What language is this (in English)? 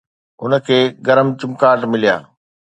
Sindhi